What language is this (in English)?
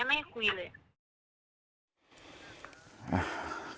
Thai